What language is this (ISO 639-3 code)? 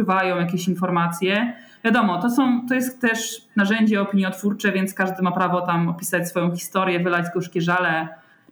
pol